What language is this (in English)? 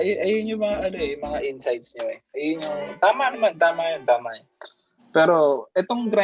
Filipino